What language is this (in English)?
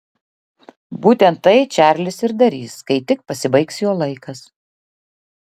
Lithuanian